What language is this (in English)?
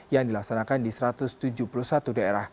Indonesian